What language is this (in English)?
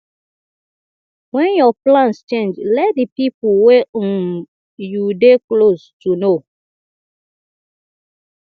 Nigerian Pidgin